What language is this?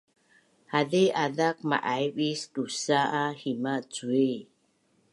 Bunun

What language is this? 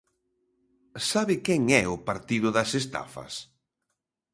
Galician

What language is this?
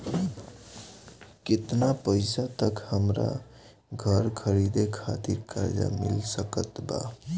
Bhojpuri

